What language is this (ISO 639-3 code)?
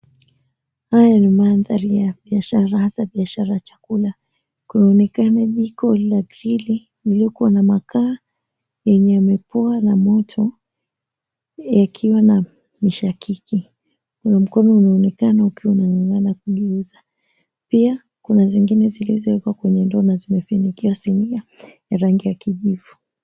swa